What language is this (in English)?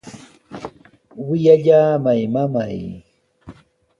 Sihuas Ancash Quechua